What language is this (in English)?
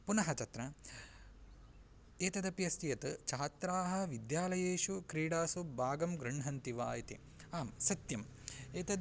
Sanskrit